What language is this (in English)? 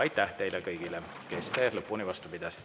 Estonian